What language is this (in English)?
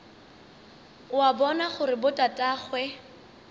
Northern Sotho